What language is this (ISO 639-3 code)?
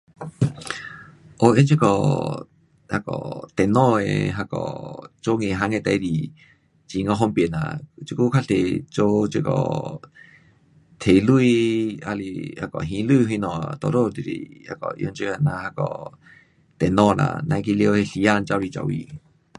cpx